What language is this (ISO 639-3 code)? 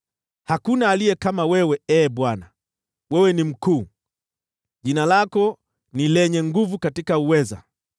swa